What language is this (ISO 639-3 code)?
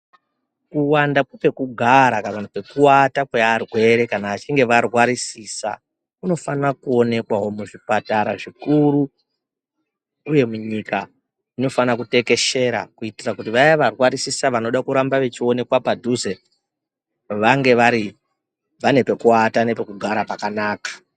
ndc